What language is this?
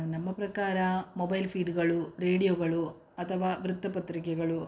Kannada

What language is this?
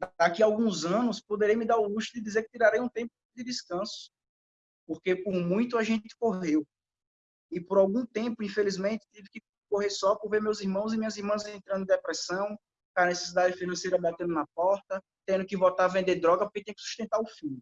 Portuguese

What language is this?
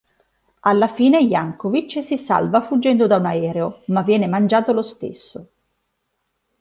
Italian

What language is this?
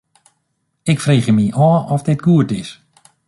Western Frisian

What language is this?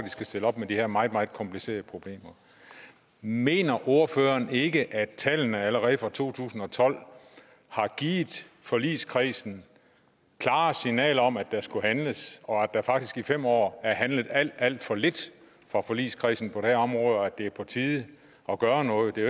Danish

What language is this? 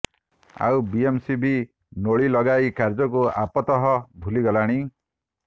Odia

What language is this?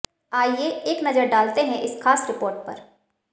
Hindi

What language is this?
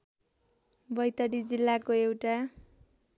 Nepali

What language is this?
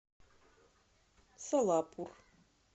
Russian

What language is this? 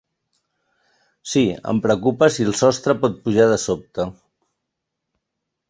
Catalan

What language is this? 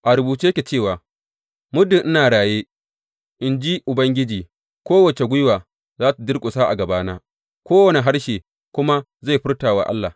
Hausa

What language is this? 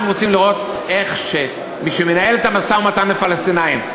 Hebrew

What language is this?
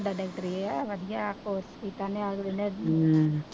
Punjabi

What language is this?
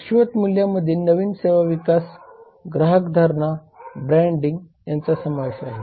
Marathi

